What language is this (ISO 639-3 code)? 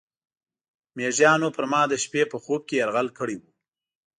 pus